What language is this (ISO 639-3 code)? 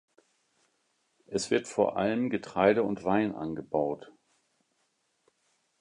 deu